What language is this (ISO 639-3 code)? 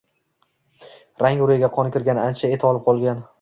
uzb